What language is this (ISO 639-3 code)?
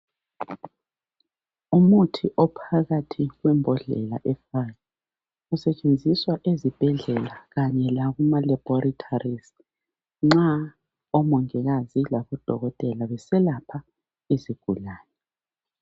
nde